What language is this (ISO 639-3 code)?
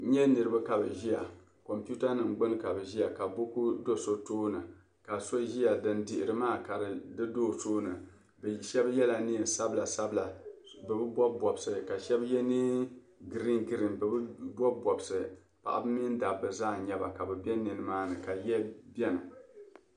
dag